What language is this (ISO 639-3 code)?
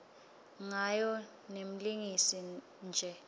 ssw